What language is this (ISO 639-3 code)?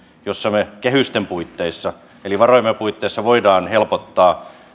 fin